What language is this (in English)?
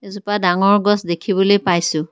Assamese